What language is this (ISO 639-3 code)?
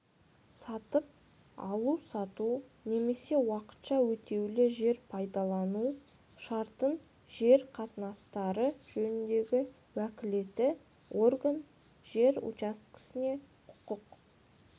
kaz